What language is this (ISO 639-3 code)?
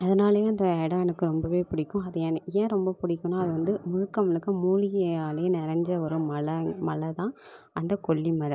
tam